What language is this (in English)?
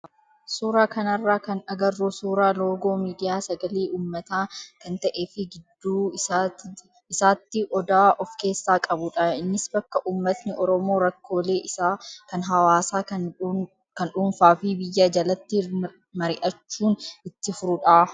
Oromo